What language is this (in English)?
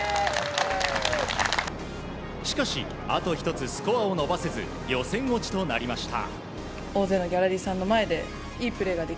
Japanese